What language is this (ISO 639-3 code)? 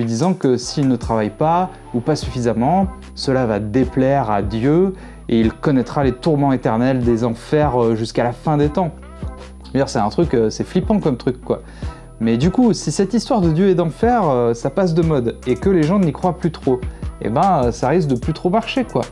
fra